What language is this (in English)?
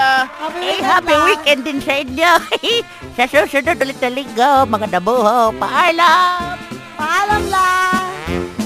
Filipino